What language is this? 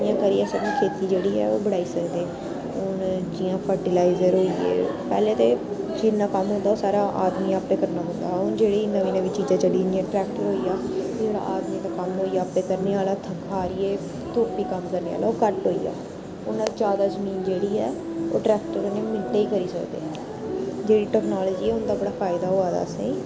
Dogri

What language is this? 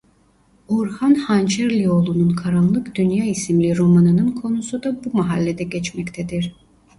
Turkish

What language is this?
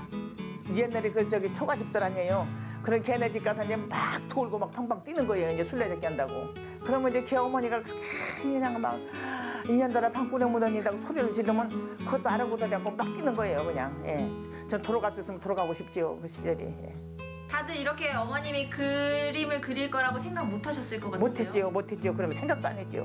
Korean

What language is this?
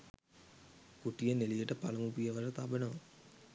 Sinhala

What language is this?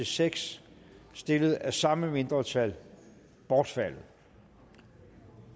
Danish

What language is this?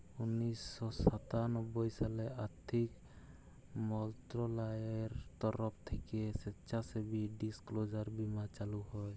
Bangla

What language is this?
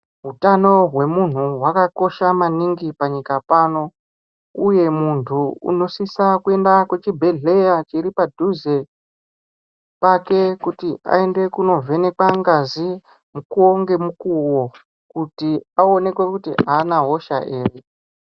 Ndau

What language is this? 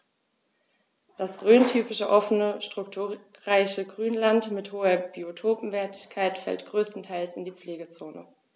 German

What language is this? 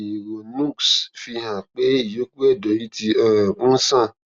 Yoruba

